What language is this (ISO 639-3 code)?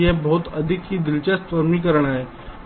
hin